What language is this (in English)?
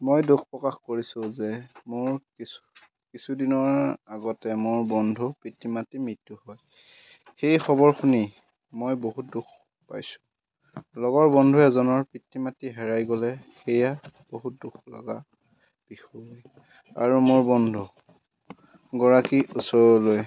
Assamese